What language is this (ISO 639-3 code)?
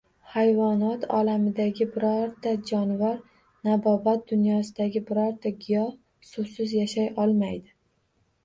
uzb